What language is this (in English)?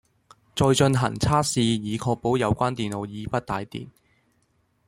Cantonese